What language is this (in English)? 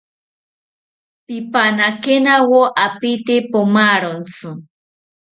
South Ucayali Ashéninka